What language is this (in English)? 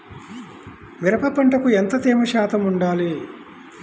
Telugu